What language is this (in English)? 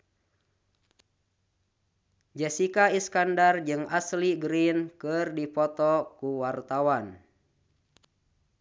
Sundanese